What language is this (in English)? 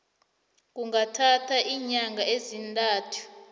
South Ndebele